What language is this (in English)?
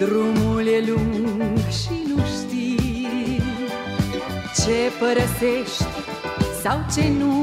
Romanian